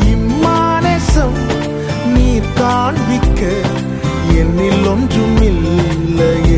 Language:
Urdu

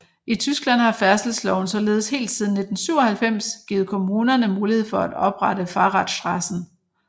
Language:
Danish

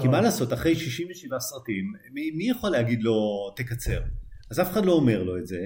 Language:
Hebrew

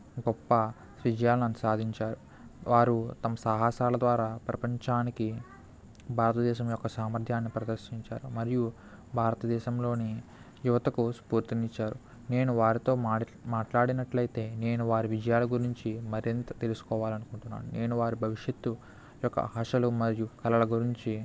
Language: Telugu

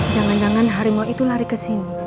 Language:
Indonesian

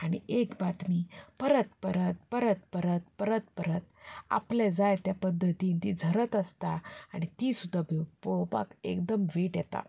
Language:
Konkani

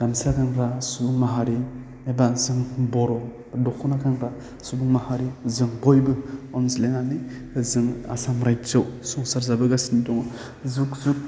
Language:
Bodo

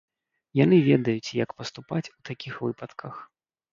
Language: Belarusian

